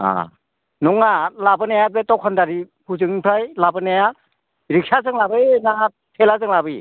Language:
Bodo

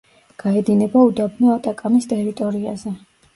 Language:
Georgian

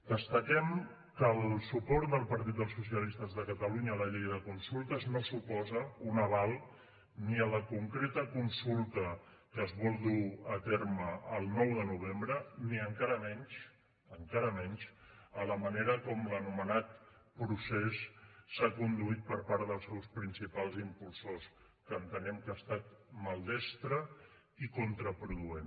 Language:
Catalan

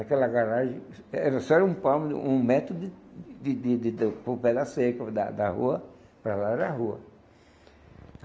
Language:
Portuguese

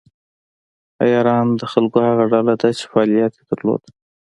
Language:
Pashto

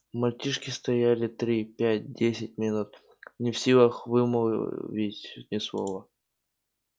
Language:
Russian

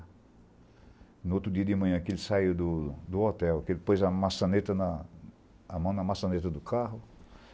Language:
Portuguese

